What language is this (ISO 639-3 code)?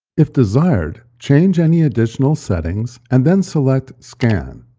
eng